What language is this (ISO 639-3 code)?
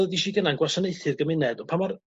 cym